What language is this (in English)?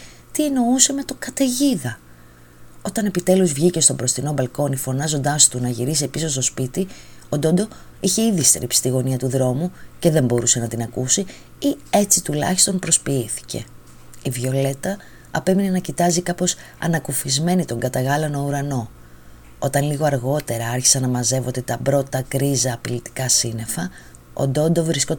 Greek